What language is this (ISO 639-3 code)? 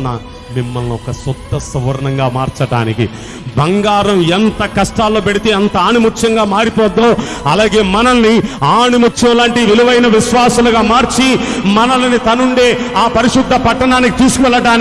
ind